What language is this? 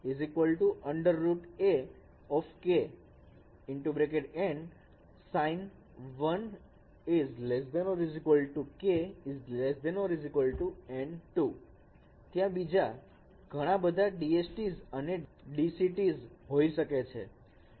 Gujarati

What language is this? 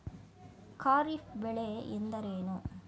Kannada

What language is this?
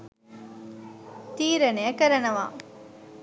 Sinhala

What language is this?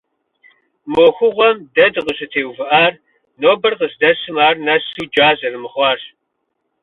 Kabardian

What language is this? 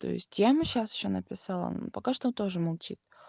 Russian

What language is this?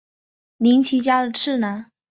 Chinese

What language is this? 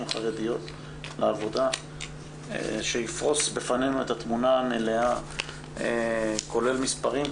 Hebrew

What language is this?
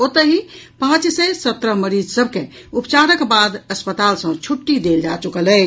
Maithili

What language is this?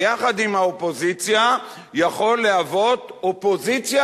Hebrew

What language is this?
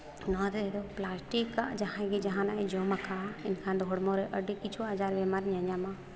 Santali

